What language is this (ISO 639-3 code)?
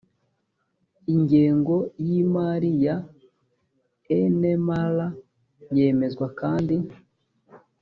kin